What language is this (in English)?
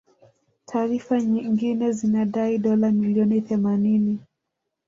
Swahili